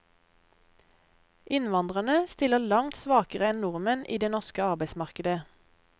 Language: Norwegian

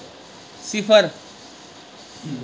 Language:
Dogri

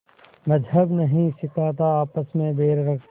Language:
Hindi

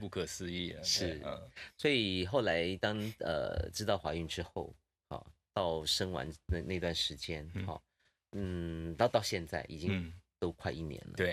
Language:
Chinese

